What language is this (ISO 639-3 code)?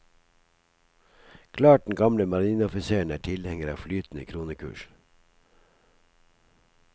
nor